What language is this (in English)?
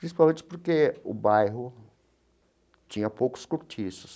Portuguese